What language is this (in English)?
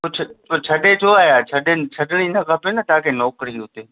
Sindhi